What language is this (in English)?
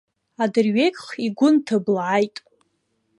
Abkhazian